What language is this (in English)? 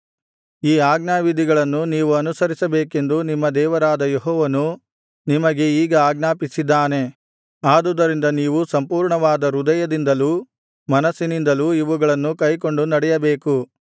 Kannada